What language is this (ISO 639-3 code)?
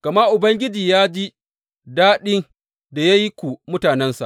hau